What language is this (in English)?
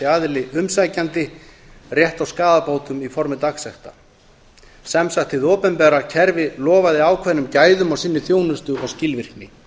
Icelandic